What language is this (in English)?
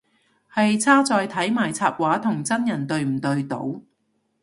Cantonese